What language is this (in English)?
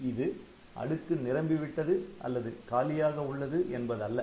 Tamil